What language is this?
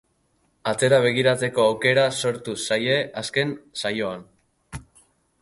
Basque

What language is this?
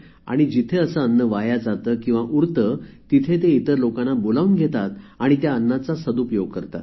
Marathi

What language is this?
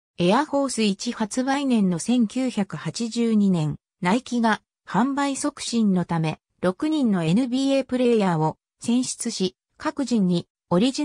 Japanese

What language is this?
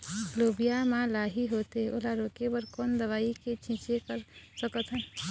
Chhattisgarhi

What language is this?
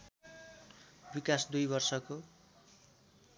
Nepali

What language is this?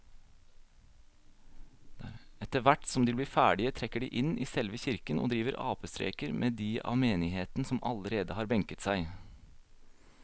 Norwegian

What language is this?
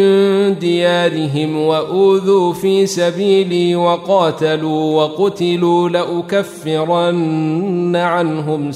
Arabic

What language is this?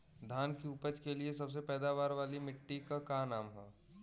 Bhojpuri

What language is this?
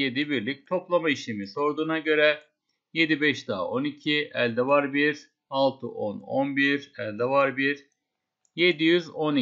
Turkish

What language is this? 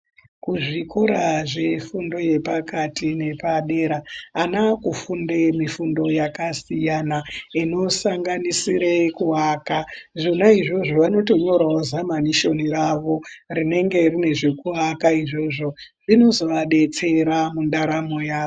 Ndau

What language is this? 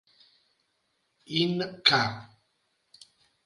Italian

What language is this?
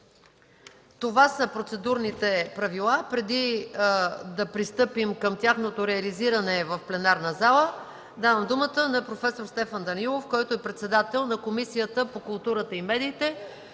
Bulgarian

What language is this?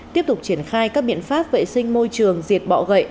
Vietnamese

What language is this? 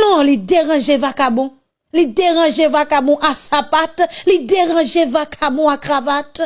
French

